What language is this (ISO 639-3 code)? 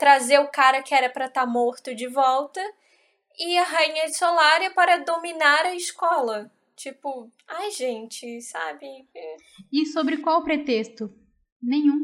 por